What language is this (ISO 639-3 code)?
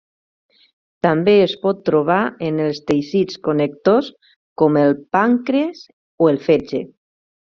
cat